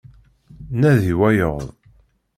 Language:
Kabyle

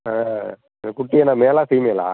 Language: Tamil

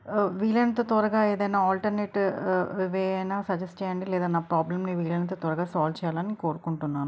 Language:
Telugu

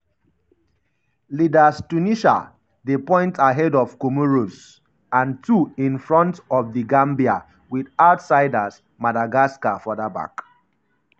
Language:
Nigerian Pidgin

